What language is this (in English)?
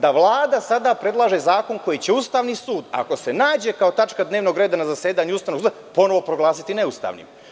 Serbian